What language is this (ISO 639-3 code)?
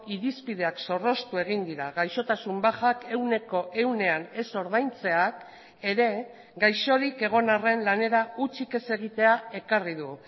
eus